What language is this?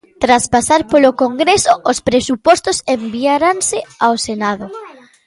Galician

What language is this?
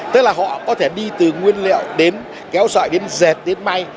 Vietnamese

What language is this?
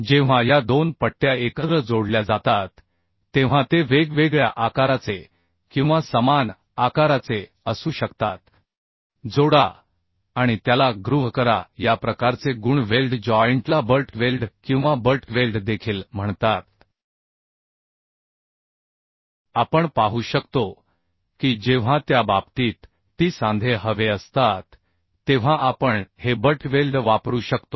Marathi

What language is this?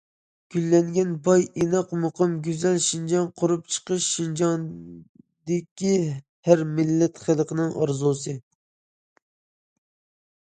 Uyghur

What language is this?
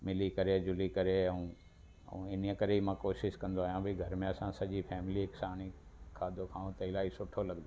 Sindhi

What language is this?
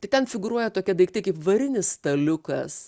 Lithuanian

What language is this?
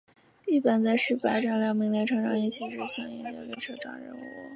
Chinese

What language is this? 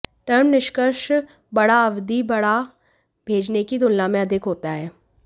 Hindi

